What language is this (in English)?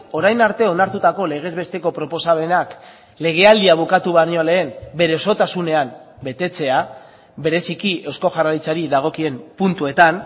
Basque